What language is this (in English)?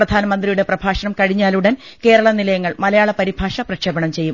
Malayalam